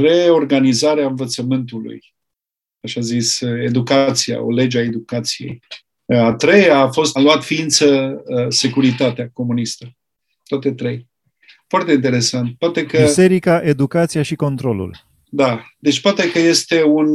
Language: Romanian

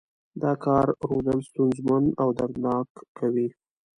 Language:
Pashto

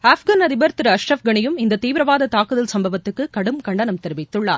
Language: Tamil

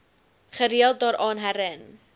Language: Afrikaans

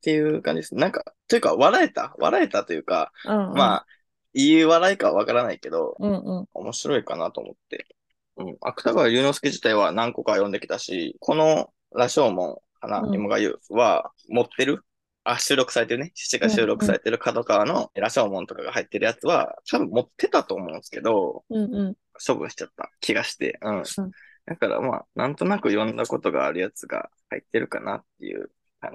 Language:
Japanese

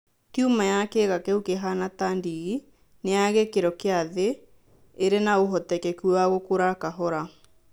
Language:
Kikuyu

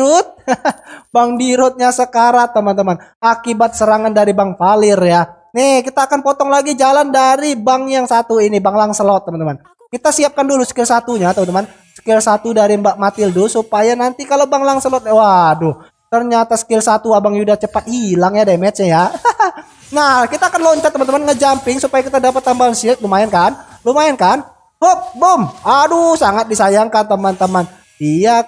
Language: Indonesian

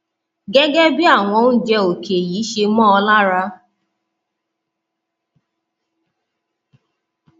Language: Yoruba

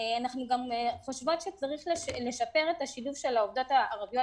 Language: Hebrew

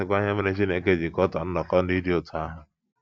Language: Igbo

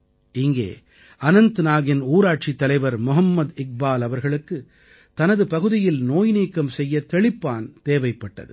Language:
Tamil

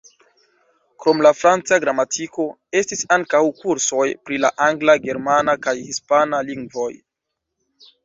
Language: Esperanto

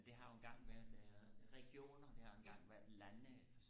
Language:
Danish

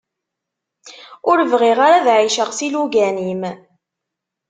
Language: Kabyle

